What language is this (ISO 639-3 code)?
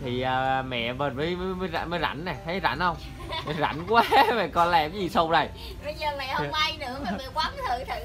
vie